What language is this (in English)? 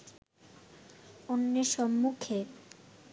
Bangla